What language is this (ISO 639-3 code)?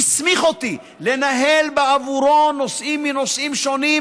heb